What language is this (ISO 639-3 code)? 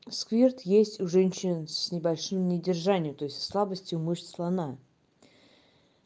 rus